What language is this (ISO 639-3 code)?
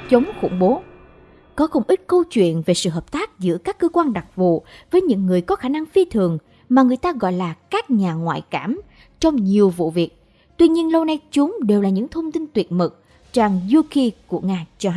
vie